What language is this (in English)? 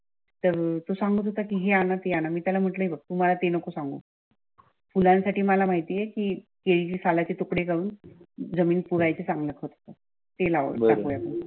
Marathi